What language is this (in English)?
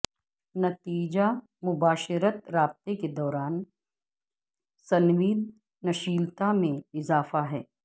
Urdu